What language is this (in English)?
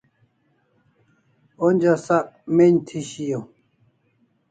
Kalasha